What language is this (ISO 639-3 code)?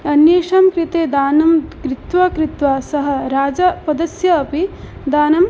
san